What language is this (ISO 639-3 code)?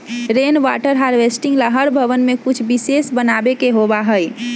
mag